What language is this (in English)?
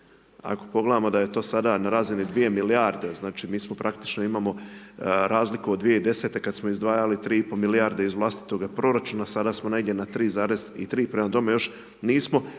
Croatian